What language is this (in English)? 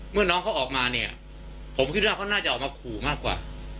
Thai